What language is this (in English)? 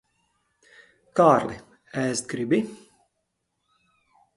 Latvian